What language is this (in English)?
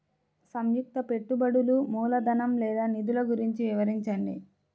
Telugu